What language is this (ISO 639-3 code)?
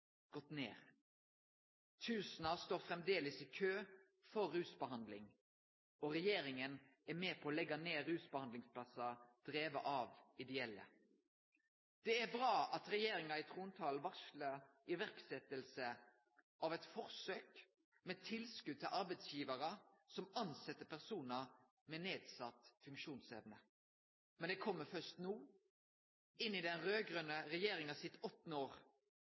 nno